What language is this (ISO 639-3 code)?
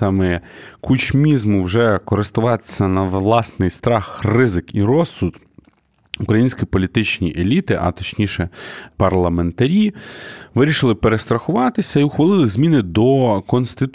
ukr